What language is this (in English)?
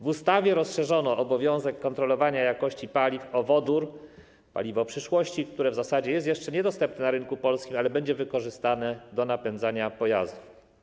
Polish